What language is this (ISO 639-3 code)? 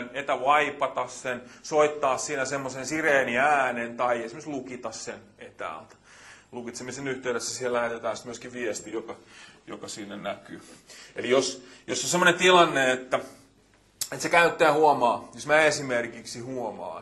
fin